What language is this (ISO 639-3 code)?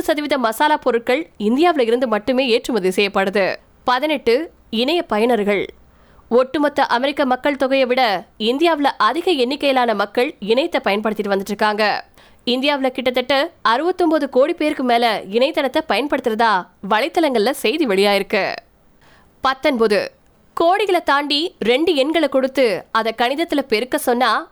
tam